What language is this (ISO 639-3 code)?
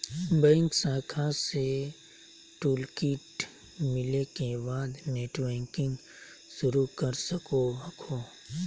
mag